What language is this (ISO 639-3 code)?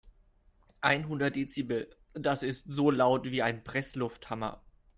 deu